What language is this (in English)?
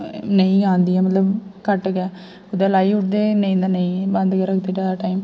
Dogri